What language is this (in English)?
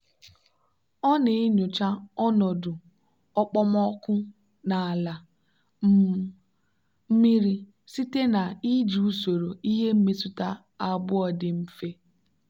Igbo